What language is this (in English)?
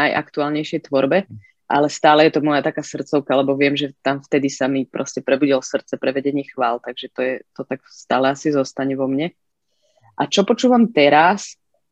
Slovak